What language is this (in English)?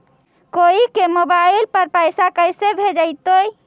Magahi